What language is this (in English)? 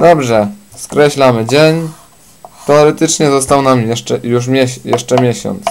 Polish